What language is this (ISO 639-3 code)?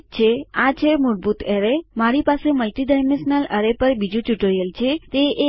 guj